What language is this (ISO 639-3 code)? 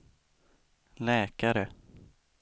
swe